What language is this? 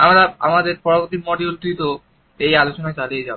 Bangla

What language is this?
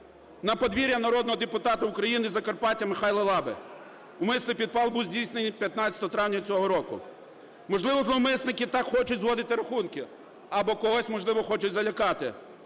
Ukrainian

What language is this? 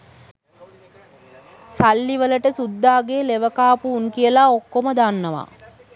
Sinhala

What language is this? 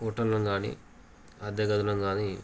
Telugu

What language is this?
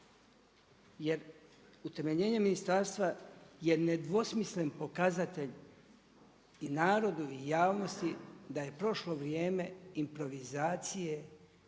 Croatian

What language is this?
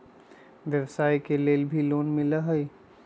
Magahi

